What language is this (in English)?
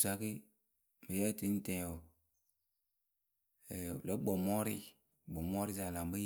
Akebu